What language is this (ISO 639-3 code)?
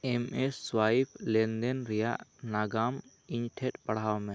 sat